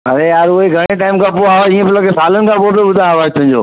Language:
Sindhi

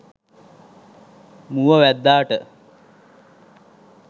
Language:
Sinhala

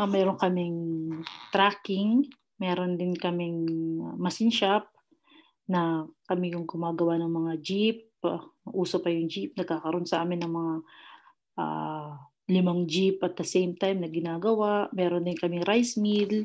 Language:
Filipino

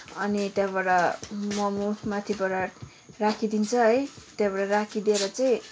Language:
Nepali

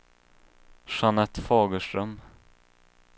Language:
Swedish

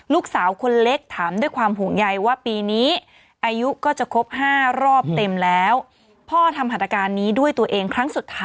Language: Thai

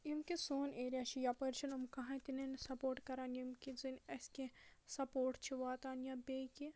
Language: Kashmiri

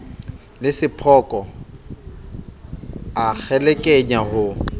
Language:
Southern Sotho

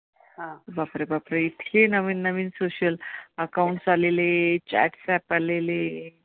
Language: Marathi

